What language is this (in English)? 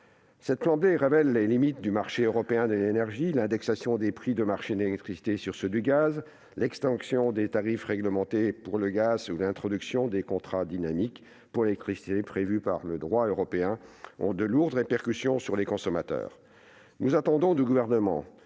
French